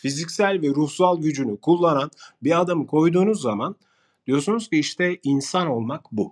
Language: Turkish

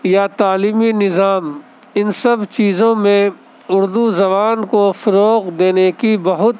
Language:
Urdu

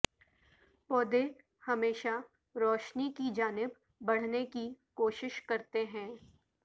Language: Urdu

